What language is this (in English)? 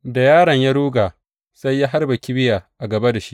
Hausa